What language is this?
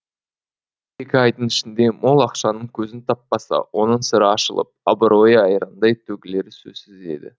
Kazakh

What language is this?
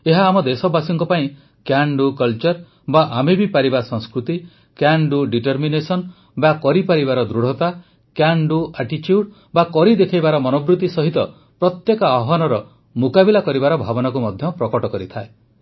Odia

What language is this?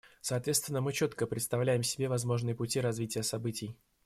Russian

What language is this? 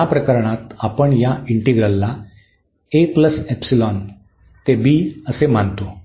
Marathi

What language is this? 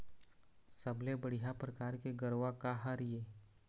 Chhattisgarhi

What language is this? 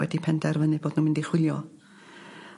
Welsh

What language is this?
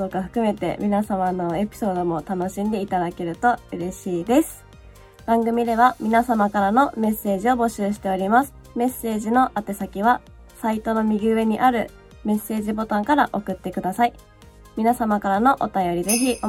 Japanese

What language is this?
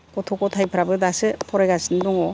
Bodo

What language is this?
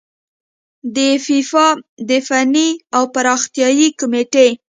Pashto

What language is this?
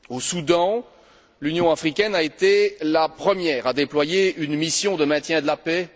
French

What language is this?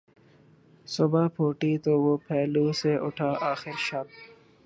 Urdu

